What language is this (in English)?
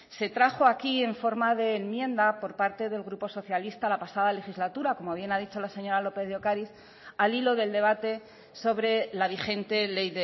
Spanish